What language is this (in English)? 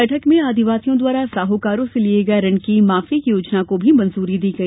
Hindi